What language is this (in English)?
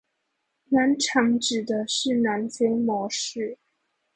Chinese